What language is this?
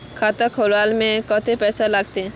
Magahi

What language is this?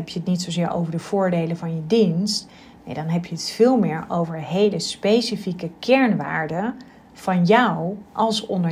Dutch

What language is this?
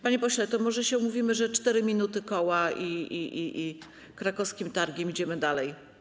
Polish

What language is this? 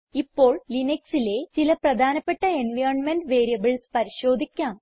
Malayalam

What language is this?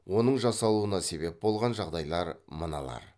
Kazakh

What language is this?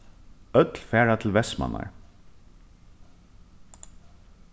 Faroese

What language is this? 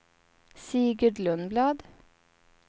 Swedish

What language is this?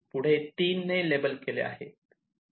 Marathi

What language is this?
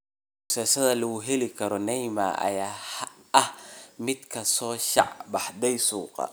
Somali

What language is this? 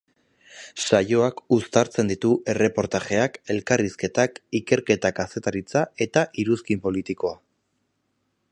Basque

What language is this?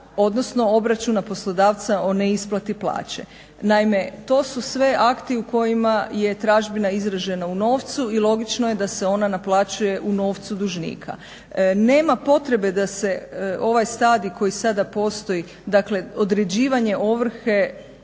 Croatian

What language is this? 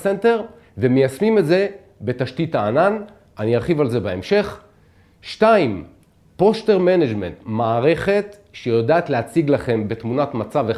Hebrew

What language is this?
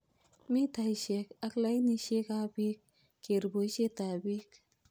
Kalenjin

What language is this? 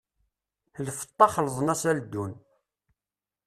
Kabyle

